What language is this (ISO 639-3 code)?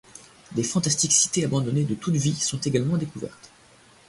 fra